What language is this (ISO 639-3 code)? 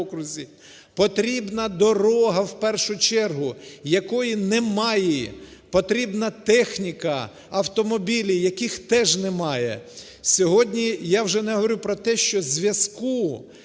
ukr